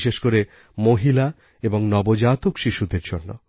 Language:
Bangla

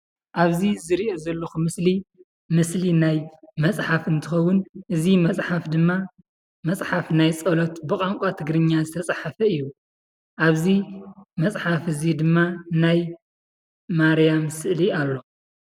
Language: Tigrinya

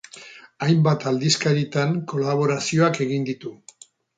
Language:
Basque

